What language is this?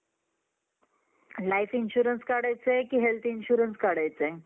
Marathi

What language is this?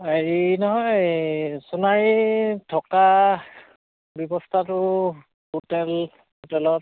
Assamese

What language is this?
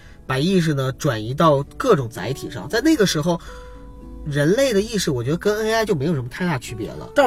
Chinese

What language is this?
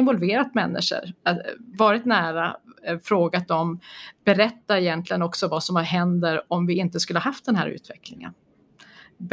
Swedish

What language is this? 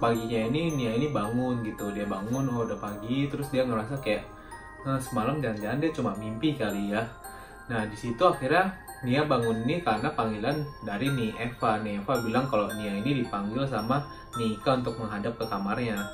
Indonesian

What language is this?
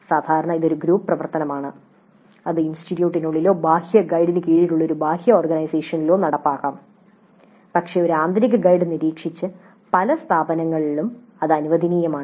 Malayalam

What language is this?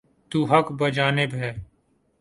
Urdu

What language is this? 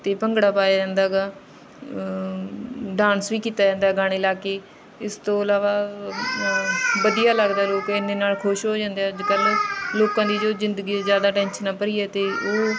Punjabi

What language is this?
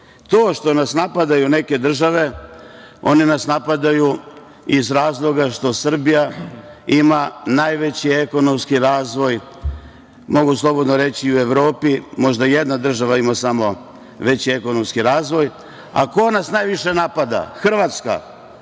Serbian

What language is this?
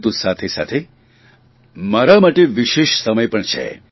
Gujarati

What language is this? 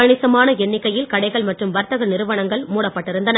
Tamil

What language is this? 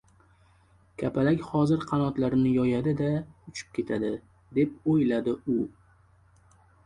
Uzbek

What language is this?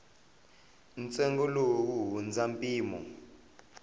Tsonga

